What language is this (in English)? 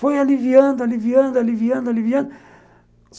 Portuguese